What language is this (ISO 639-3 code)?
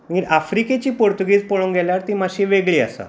kok